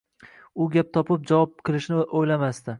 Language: Uzbek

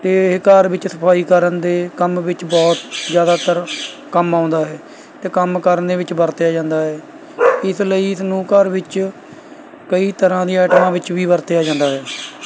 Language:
Punjabi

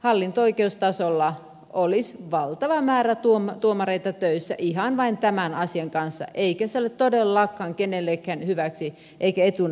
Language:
Finnish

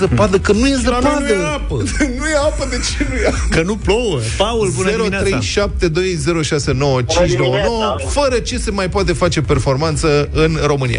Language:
Romanian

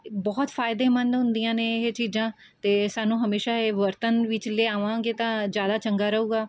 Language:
Punjabi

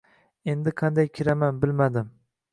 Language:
Uzbek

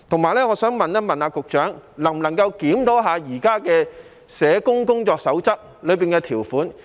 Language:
Cantonese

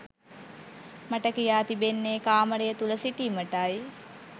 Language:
Sinhala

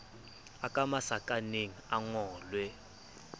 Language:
Southern Sotho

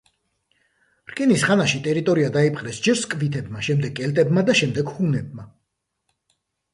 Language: Georgian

